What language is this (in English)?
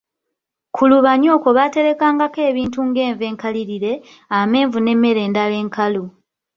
Ganda